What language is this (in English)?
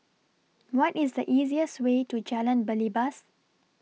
English